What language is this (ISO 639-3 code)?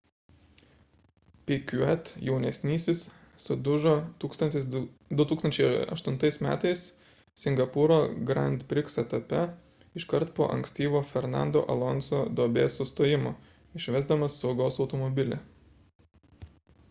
lit